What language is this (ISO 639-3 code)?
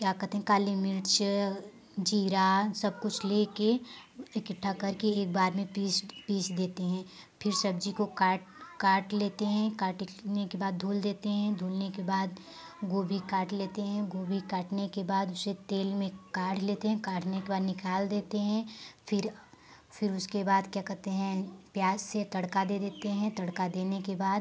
hin